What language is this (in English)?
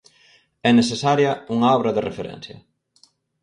Galician